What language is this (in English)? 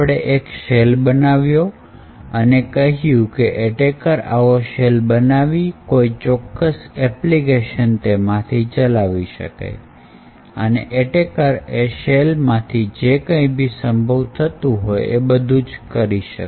Gujarati